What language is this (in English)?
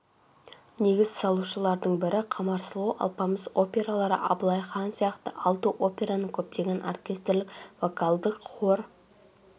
Kazakh